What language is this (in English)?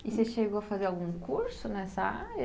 Portuguese